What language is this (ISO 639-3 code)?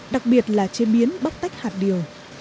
vie